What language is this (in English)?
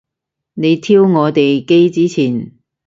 Cantonese